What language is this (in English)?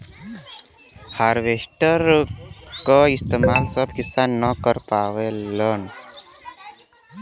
Bhojpuri